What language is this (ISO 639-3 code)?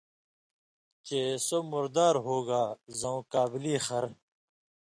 mvy